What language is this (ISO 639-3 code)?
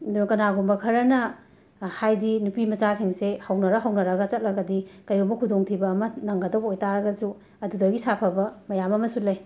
mni